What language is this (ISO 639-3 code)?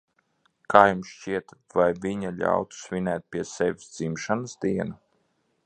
lav